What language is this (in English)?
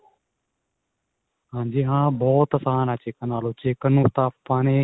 Punjabi